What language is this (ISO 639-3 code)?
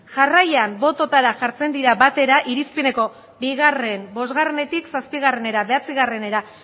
eus